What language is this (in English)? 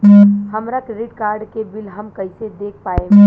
Bhojpuri